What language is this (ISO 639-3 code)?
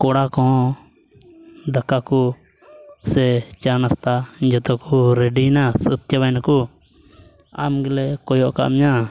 sat